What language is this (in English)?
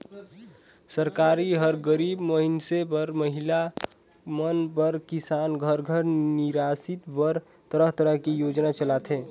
Chhattisgarhi